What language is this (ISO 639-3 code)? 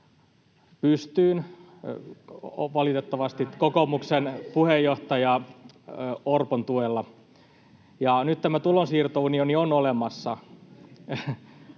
fin